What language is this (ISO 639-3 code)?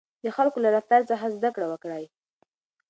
pus